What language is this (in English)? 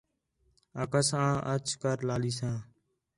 Khetrani